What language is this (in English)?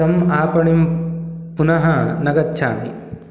Sanskrit